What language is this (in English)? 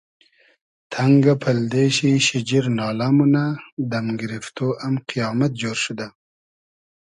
Hazaragi